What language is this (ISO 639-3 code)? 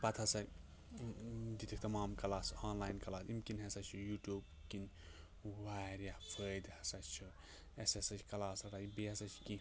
kas